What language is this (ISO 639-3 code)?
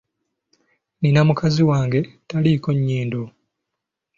lug